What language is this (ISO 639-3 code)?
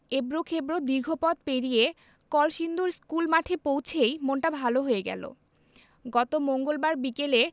ben